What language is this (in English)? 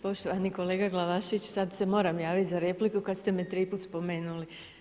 Croatian